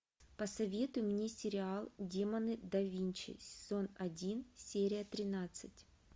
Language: Russian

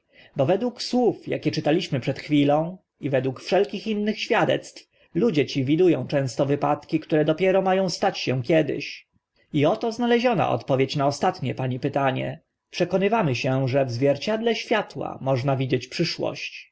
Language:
Polish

